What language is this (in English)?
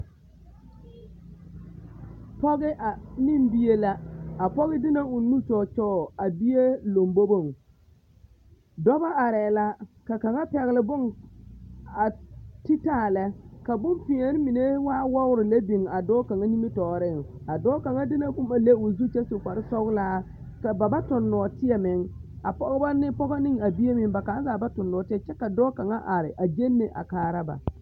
Southern Dagaare